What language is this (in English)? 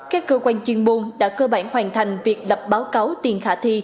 Vietnamese